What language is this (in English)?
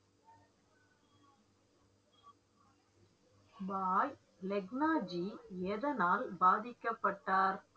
Tamil